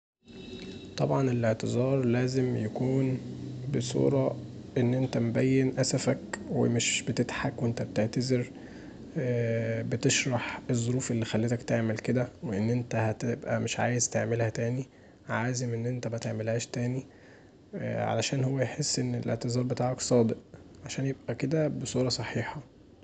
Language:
Egyptian Arabic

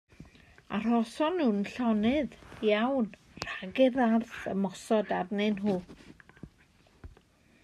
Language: Welsh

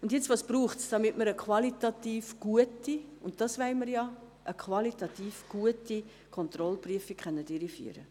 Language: Swiss German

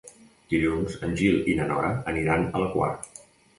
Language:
Catalan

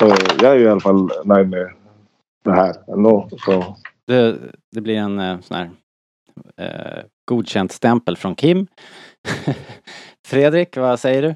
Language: Swedish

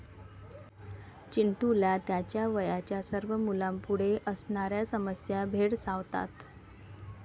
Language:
Marathi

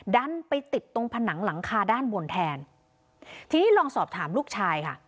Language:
Thai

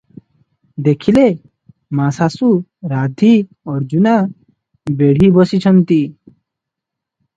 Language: Odia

